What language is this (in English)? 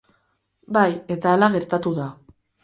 Basque